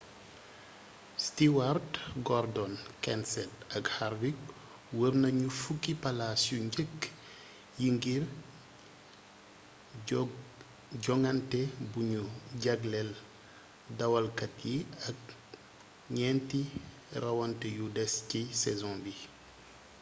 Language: Wolof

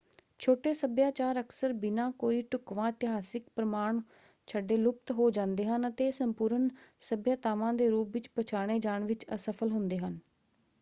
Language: Punjabi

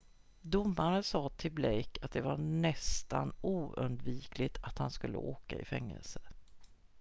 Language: Swedish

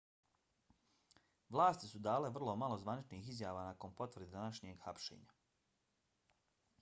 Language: Bosnian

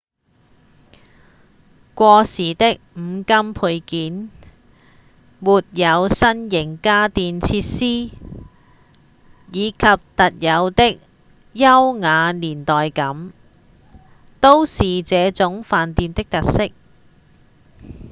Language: Cantonese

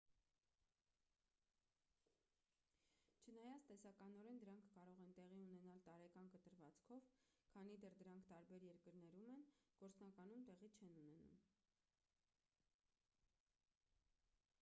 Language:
Armenian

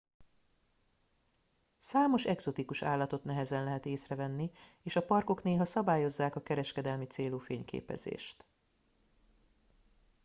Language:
Hungarian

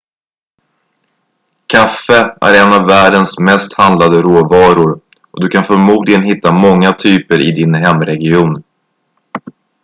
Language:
Swedish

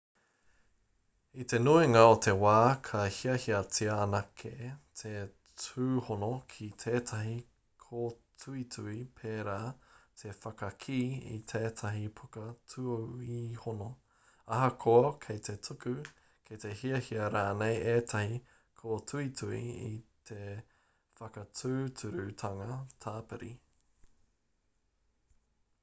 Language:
Māori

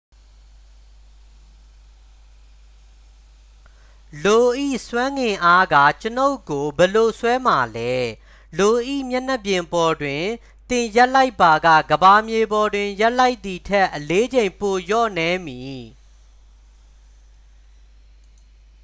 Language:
Burmese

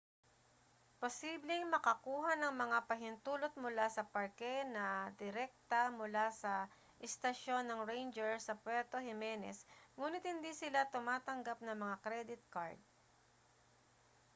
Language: Filipino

